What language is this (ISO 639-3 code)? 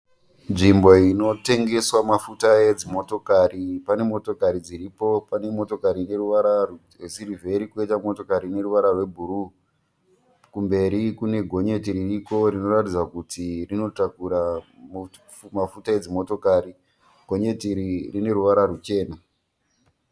sna